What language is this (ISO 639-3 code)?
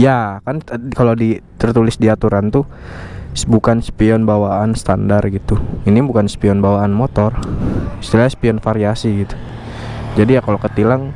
ind